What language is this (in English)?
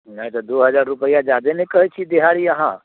Maithili